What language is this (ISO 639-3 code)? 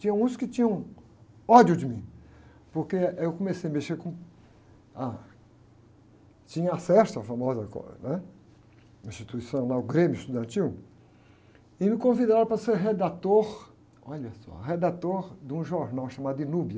por